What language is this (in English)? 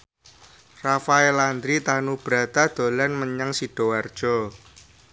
Javanese